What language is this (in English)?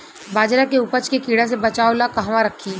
Bhojpuri